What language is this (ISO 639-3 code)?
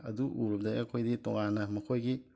mni